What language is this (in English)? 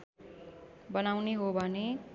Nepali